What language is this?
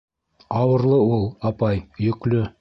Bashkir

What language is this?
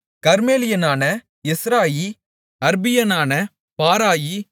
Tamil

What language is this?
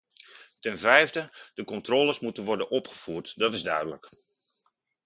Dutch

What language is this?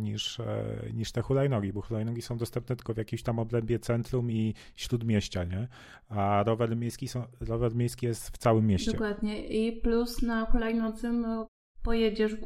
Polish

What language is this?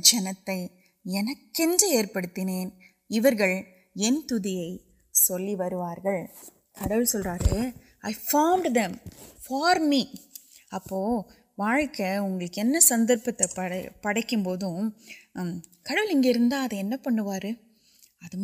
Urdu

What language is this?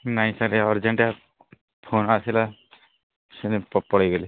Odia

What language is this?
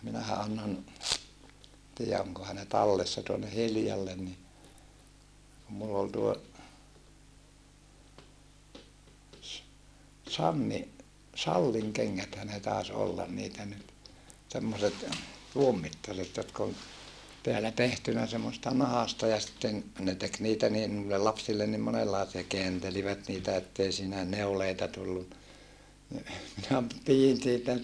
Finnish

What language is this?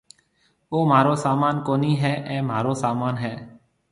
Marwari (Pakistan)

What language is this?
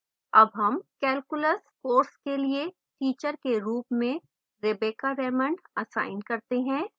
Hindi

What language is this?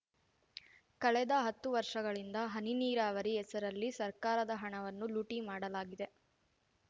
Kannada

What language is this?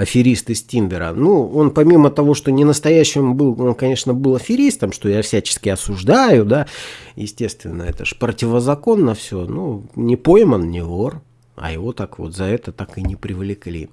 Russian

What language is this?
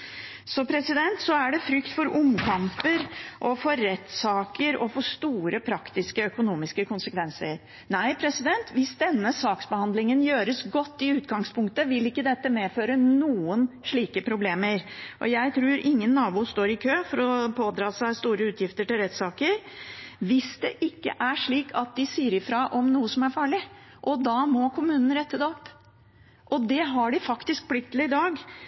Norwegian Bokmål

